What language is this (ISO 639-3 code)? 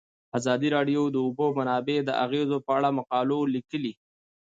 pus